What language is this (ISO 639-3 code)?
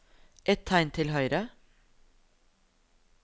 nor